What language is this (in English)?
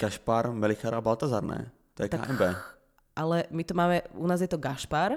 Czech